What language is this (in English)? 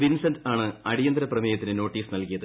Malayalam